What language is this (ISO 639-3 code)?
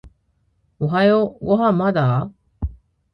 jpn